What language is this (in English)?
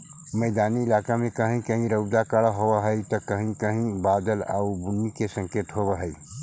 Magahi